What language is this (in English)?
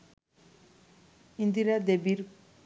Bangla